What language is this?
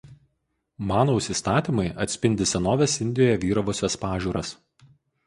Lithuanian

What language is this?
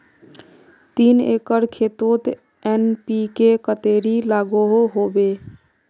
Magahi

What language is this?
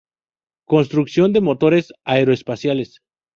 Spanish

